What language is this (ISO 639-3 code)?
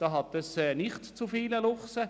gsw